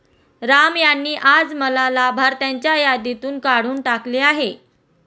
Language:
Marathi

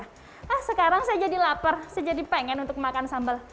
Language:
Indonesian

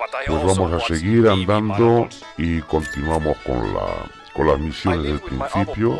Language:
Spanish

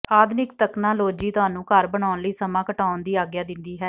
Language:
Punjabi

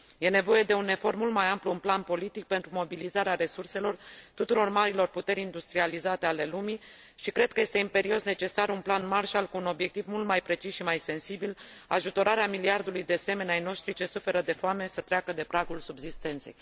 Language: Romanian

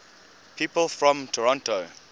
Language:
English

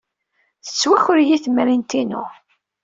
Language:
Kabyle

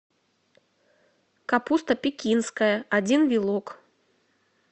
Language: Russian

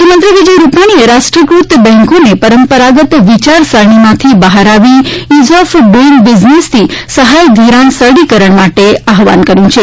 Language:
Gujarati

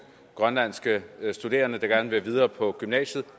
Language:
Danish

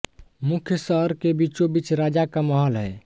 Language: Hindi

